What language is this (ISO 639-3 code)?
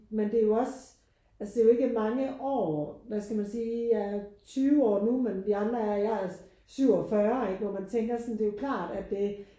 dan